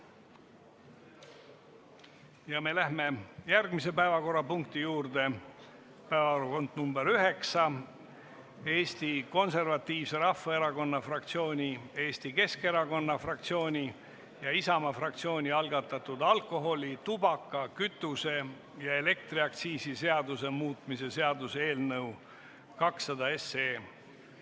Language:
Estonian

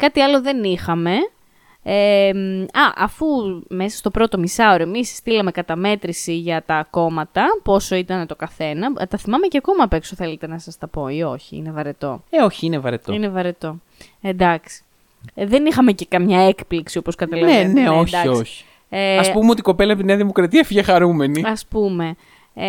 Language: Greek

